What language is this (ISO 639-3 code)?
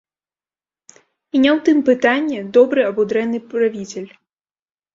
bel